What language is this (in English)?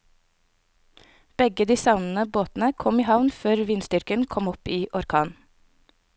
Norwegian